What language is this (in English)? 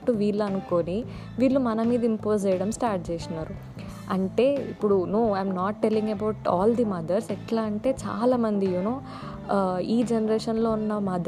Telugu